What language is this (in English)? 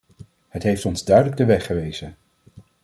Dutch